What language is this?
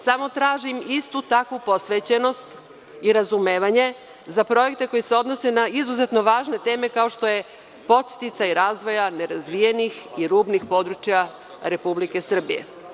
Serbian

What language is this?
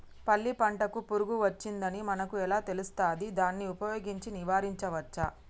Telugu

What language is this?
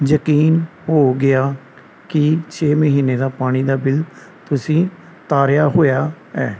Punjabi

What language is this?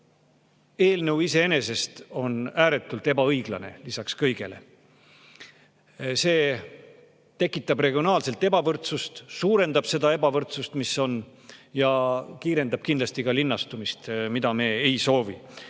Estonian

